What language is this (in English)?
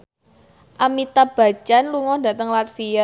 Javanese